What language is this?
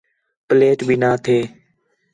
Khetrani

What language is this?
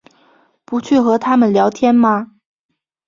Chinese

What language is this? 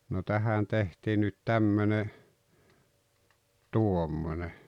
Finnish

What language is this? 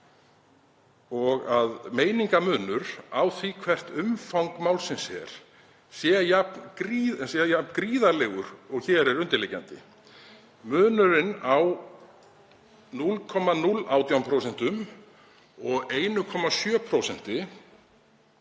Icelandic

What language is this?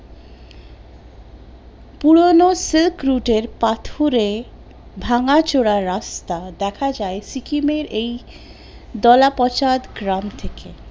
Bangla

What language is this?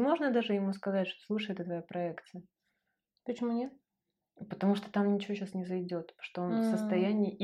Russian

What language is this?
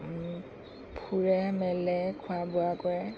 Assamese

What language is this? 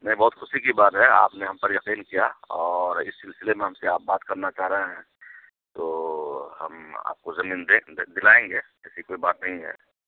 Urdu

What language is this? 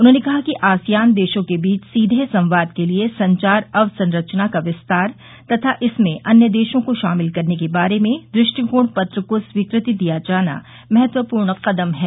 Hindi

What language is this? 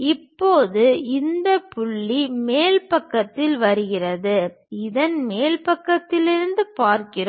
Tamil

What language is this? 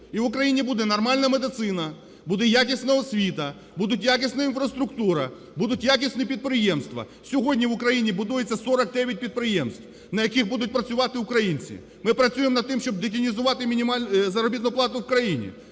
Ukrainian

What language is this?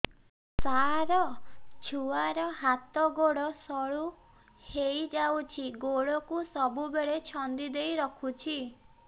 Odia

